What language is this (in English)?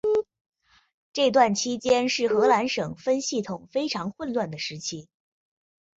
Chinese